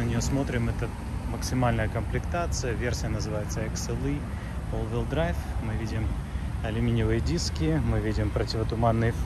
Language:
Russian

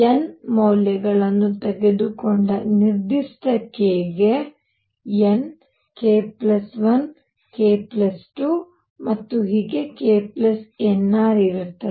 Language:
Kannada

